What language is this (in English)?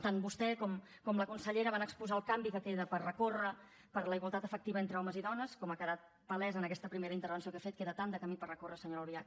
Catalan